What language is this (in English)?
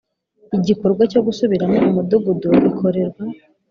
Kinyarwanda